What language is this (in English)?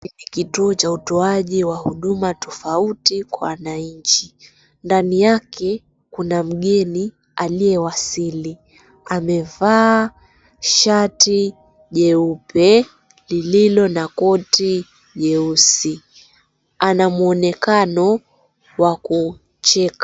Swahili